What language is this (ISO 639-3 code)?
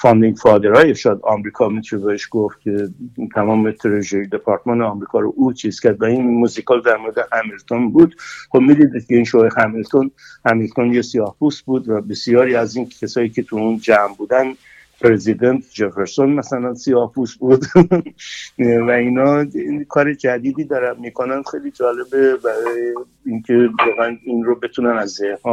fas